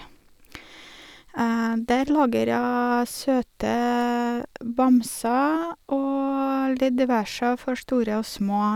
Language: Norwegian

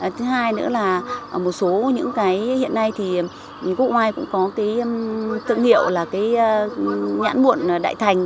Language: Vietnamese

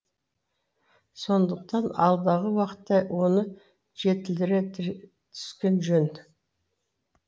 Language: Kazakh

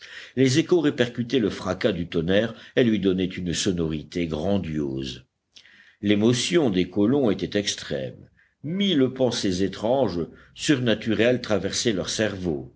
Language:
French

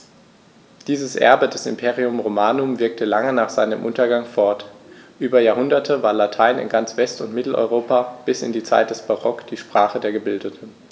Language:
German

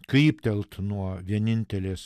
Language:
Lithuanian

